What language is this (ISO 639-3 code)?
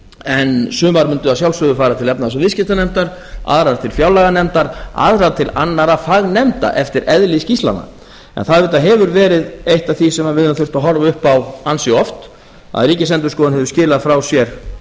isl